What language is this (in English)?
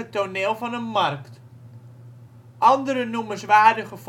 Dutch